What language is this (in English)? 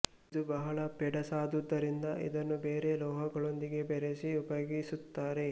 Kannada